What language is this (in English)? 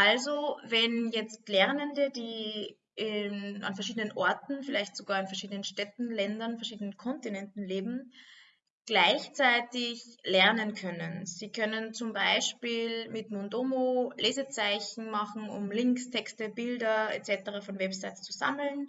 German